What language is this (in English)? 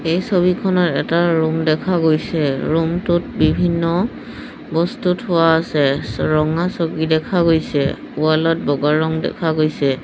Assamese